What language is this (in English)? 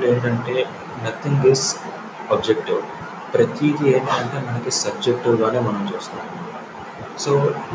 Telugu